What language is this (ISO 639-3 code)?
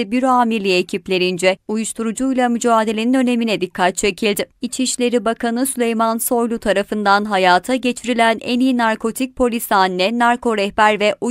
tur